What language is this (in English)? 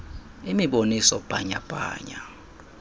Xhosa